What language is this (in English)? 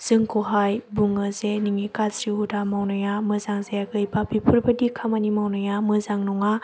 Bodo